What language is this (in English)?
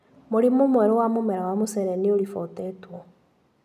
Kikuyu